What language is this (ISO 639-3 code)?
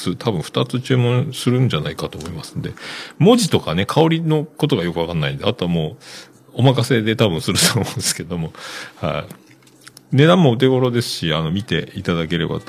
jpn